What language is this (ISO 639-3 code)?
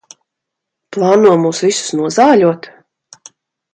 lav